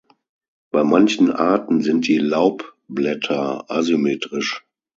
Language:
German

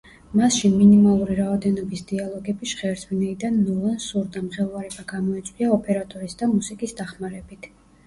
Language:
Georgian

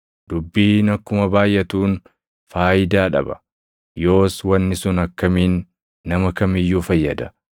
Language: Oromo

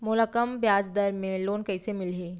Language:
Chhattisgarhi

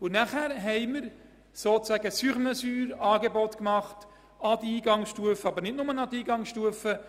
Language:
Swiss German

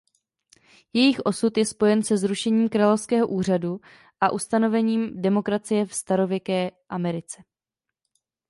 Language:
Czech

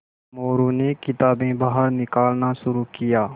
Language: Hindi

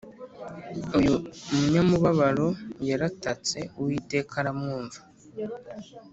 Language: Kinyarwanda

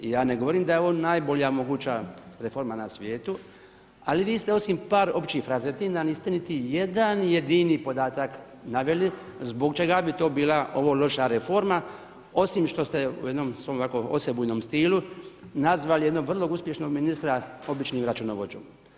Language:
Croatian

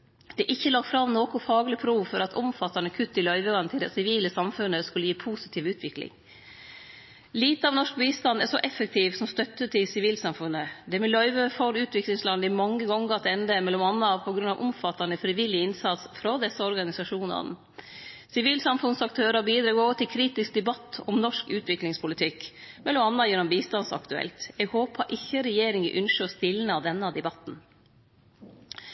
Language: Norwegian Nynorsk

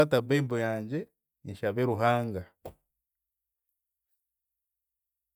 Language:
Chiga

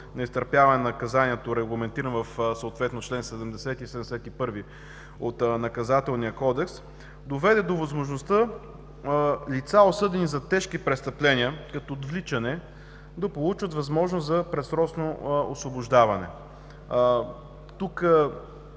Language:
Bulgarian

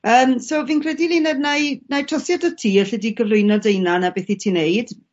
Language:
Welsh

